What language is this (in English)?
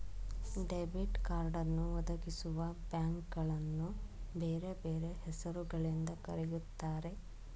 Kannada